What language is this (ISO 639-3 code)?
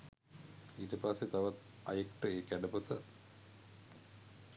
sin